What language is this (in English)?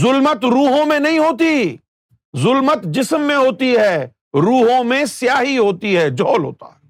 Urdu